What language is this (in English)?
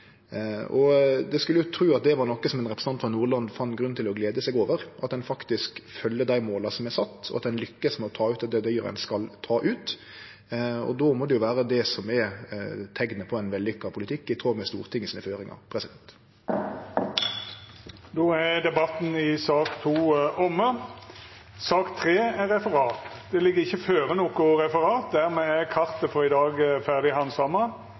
Norwegian Nynorsk